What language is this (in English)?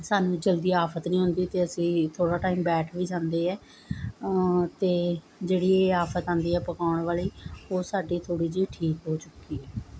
Punjabi